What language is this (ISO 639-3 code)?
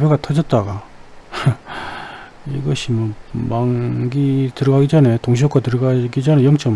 kor